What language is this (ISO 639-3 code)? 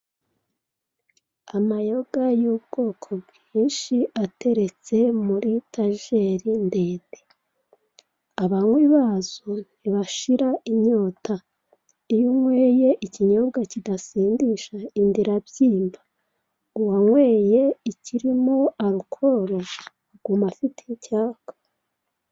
kin